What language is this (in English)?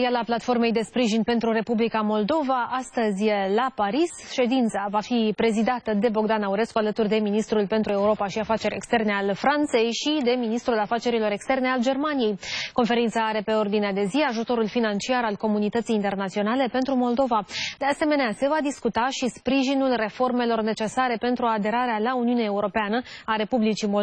Romanian